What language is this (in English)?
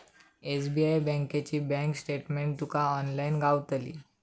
Marathi